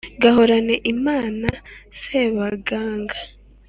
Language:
Kinyarwanda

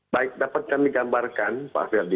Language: Indonesian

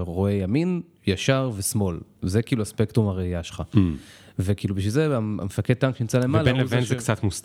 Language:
Hebrew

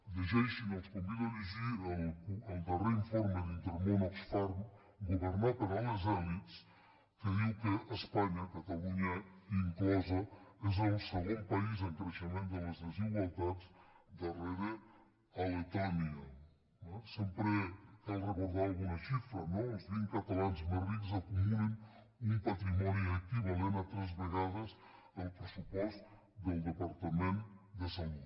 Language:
Catalan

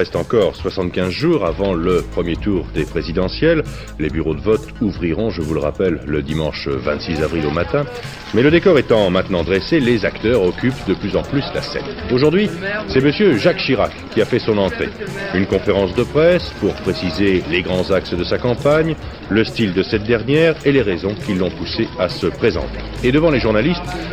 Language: French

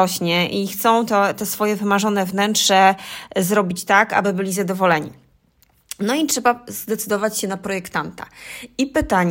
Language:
Polish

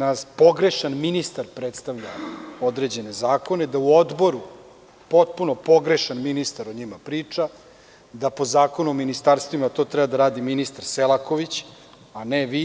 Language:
Serbian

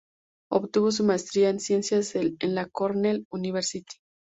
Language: Spanish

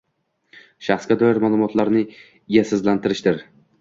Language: Uzbek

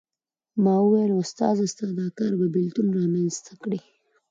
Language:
Pashto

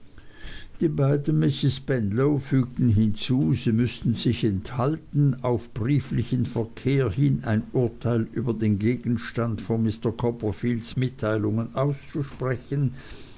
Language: German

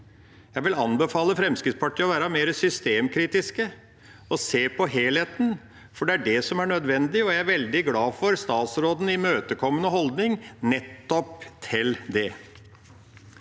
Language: Norwegian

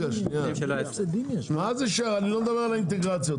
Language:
Hebrew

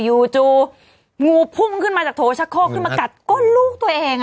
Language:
Thai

